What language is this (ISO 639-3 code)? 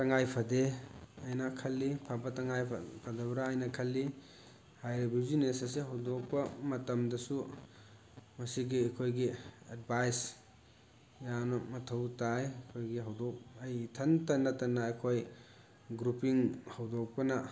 mni